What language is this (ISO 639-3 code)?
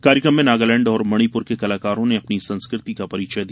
hin